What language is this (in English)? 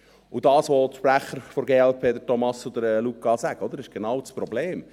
Swiss German